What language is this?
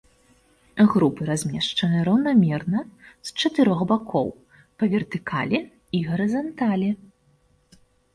Belarusian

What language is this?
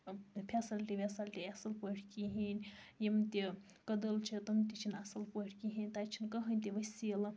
Kashmiri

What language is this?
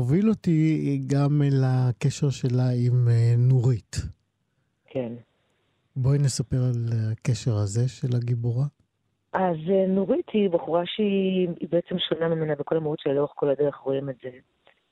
Hebrew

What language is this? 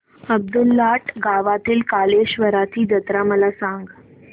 Marathi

